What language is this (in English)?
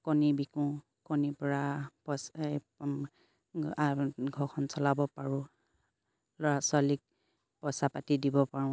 Assamese